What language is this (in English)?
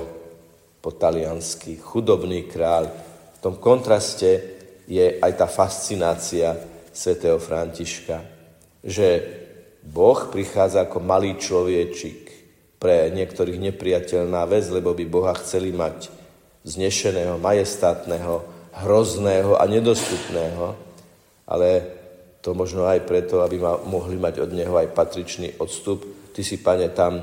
Slovak